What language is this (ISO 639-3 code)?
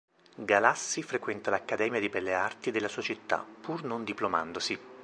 ita